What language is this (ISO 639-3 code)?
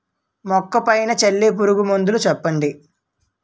tel